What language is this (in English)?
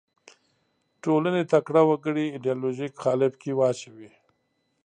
Pashto